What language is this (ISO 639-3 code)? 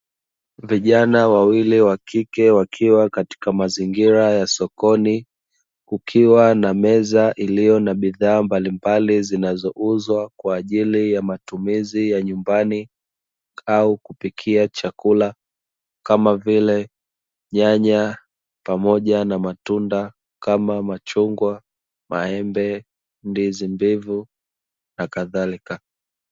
swa